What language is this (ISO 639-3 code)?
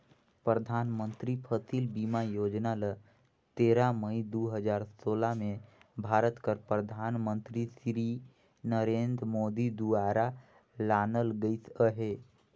hne